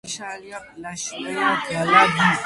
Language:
Georgian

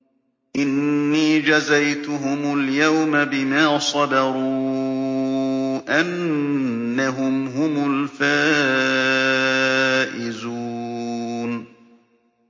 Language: Arabic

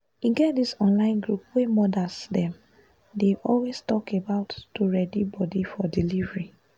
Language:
Nigerian Pidgin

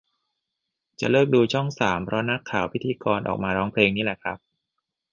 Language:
Thai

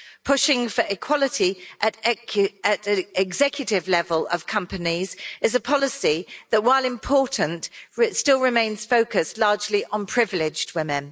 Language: English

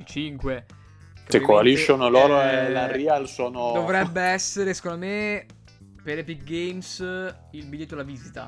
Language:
Italian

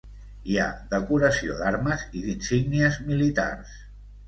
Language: Catalan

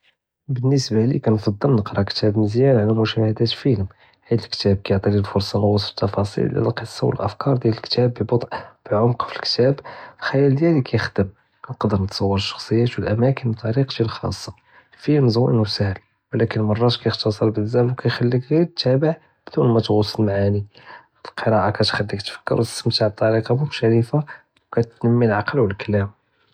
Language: Judeo-Arabic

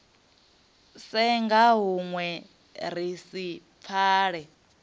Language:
Venda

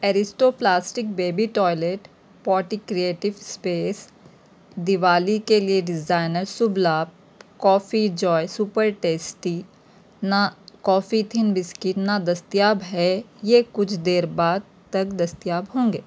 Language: Urdu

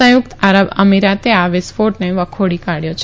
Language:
Gujarati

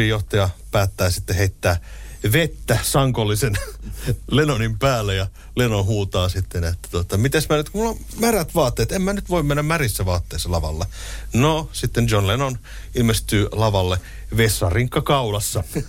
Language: Finnish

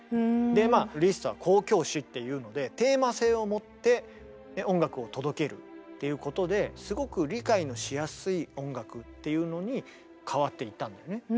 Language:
Japanese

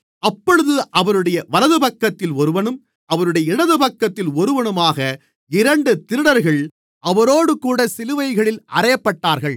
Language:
Tamil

